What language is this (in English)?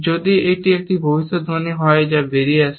Bangla